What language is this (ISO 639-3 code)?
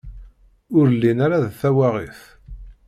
kab